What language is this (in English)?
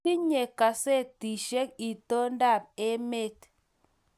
Kalenjin